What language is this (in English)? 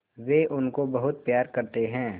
Hindi